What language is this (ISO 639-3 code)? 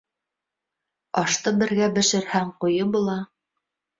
bak